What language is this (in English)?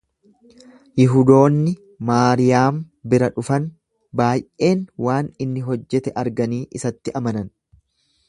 Oromo